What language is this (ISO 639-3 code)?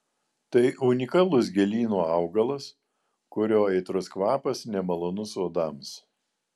lit